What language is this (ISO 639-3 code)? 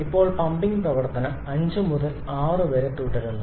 mal